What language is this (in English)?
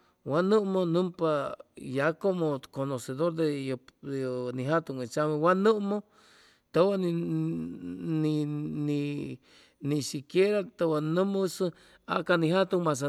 Chimalapa Zoque